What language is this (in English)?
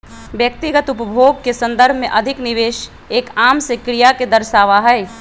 Magahi